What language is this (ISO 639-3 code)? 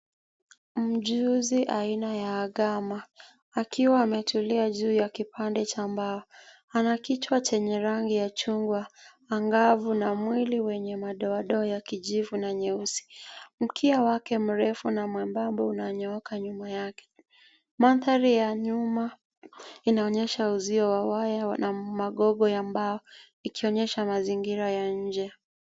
swa